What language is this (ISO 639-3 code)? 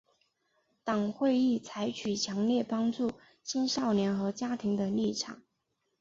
zho